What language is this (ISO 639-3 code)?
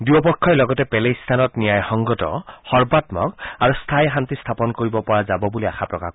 asm